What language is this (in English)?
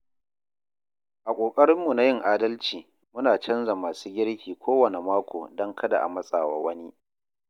Hausa